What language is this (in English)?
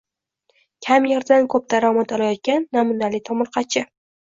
Uzbek